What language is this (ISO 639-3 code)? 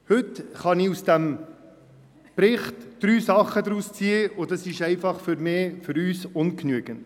gsw